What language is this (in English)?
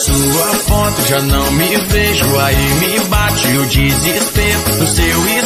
Portuguese